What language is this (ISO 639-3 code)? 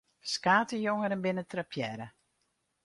fry